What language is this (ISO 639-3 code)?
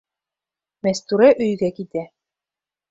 bak